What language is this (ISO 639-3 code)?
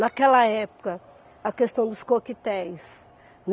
por